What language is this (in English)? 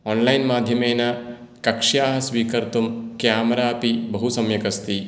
Sanskrit